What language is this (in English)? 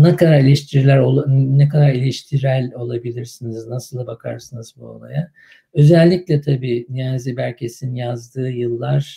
Turkish